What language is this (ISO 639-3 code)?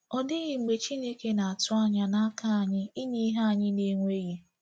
ibo